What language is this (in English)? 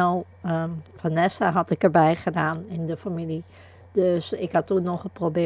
Dutch